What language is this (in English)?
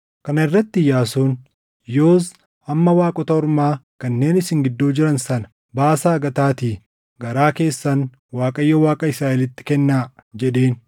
Oromo